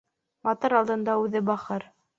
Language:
Bashkir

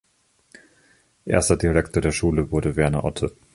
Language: German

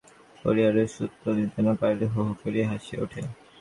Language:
Bangla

